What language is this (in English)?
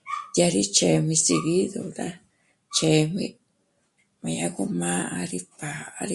Michoacán Mazahua